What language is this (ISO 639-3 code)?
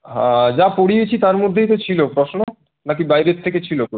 ben